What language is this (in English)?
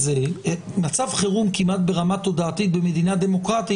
Hebrew